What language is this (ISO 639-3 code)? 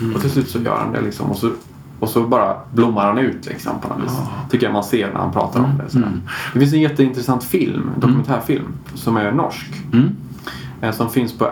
swe